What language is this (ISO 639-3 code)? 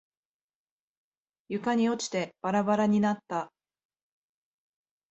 jpn